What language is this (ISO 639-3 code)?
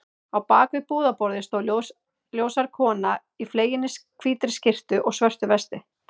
isl